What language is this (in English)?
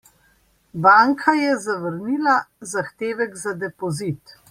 Slovenian